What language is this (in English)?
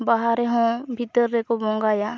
Santali